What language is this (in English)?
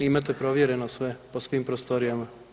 Croatian